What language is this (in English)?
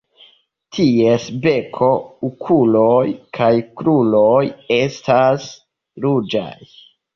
Esperanto